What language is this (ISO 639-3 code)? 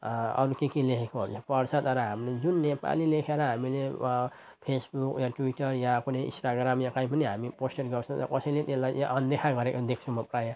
nep